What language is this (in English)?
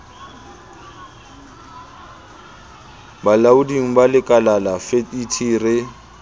Southern Sotho